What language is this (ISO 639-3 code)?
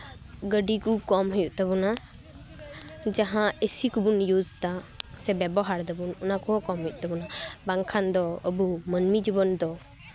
sat